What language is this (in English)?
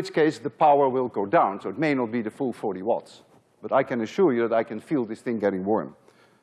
English